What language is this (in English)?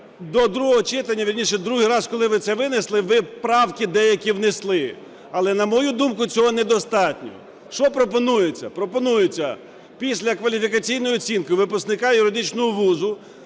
Ukrainian